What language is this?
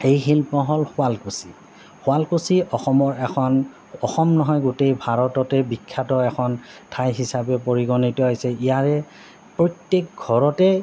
Assamese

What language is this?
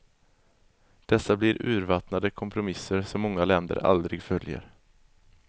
Swedish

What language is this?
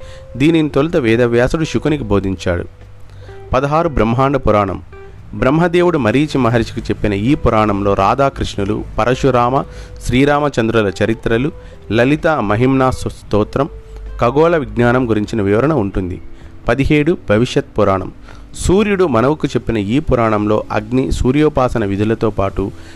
Telugu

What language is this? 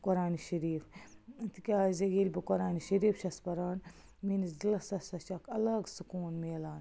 Kashmiri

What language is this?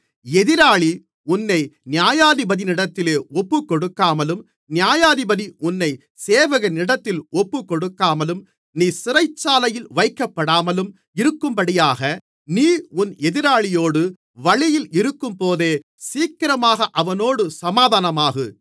Tamil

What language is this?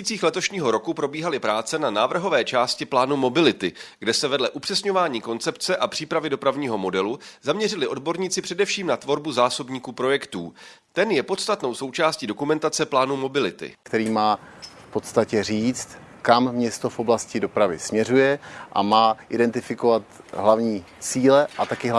Czech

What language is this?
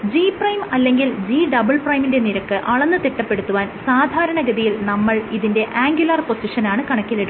Malayalam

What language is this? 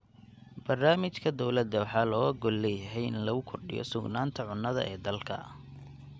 Somali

